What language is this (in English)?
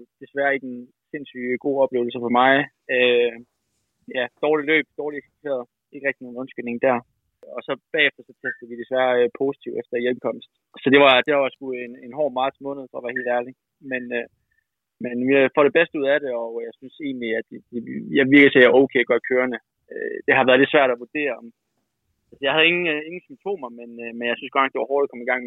Danish